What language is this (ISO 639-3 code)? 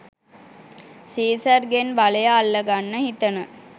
sin